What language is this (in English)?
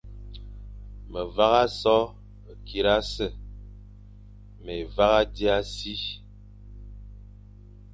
Fang